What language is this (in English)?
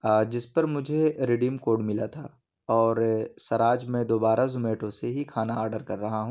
Urdu